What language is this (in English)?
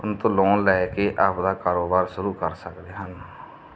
Punjabi